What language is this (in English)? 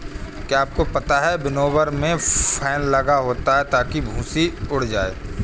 Hindi